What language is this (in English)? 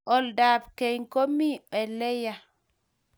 Kalenjin